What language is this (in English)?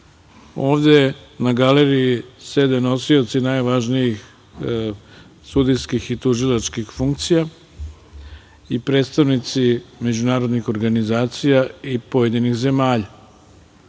Serbian